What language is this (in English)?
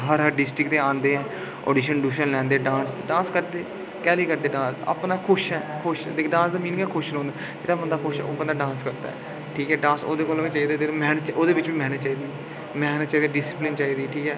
Dogri